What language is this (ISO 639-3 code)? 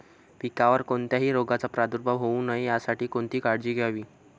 mar